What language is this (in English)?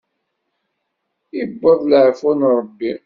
Kabyle